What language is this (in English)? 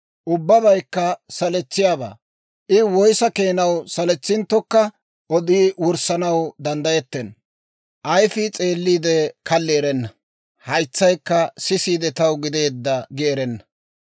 Dawro